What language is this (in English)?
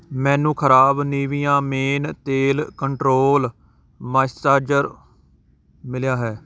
Punjabi